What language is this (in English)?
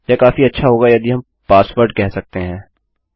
Hindi